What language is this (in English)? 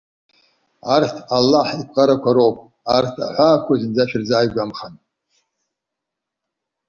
Abkhazian